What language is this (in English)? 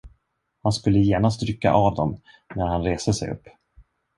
Swedish